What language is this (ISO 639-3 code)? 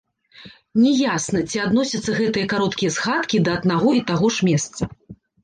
bel